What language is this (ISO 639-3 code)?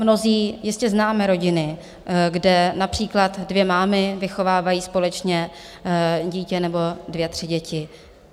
ces